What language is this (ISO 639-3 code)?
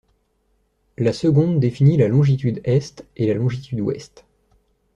fra